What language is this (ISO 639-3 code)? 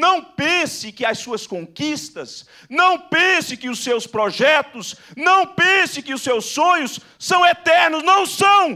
por